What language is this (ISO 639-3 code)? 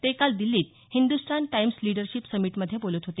mar